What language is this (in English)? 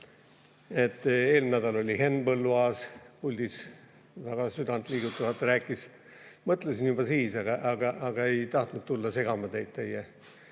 Estonian